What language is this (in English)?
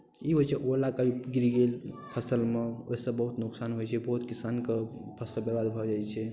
Maithili